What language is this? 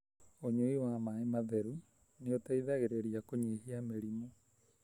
Kikuyu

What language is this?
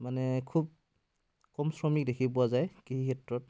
Assamese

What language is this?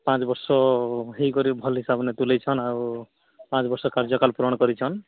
Odia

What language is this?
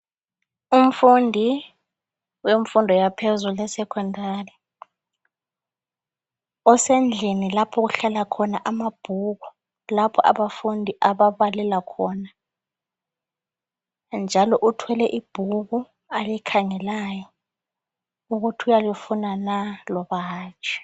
North Ndebele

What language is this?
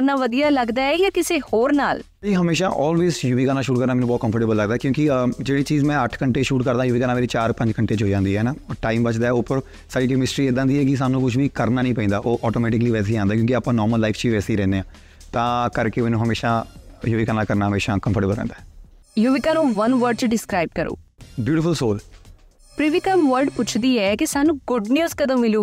Punjabi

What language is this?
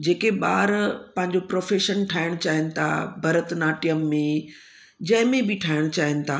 Sindhi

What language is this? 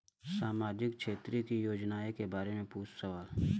Bhojpuri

